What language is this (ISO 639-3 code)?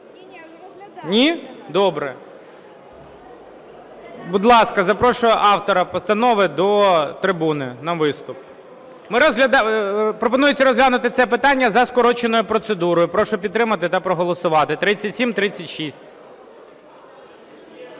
ukr